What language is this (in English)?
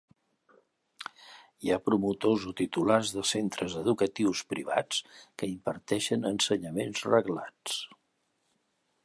Catalan